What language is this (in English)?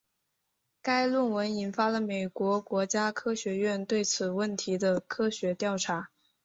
Chinese